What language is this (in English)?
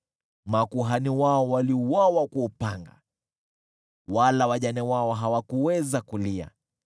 Swahili